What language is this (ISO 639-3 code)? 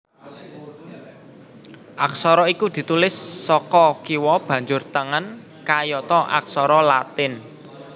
jav